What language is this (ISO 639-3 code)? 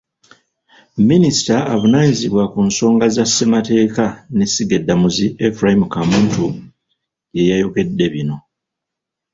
lug